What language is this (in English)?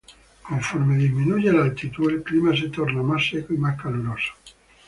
Spanish